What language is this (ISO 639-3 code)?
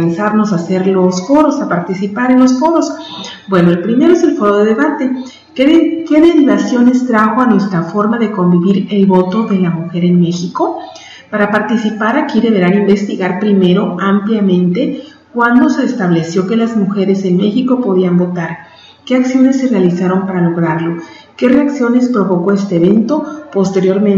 spa